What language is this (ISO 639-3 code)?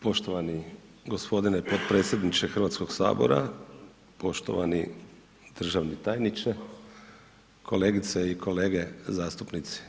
hrv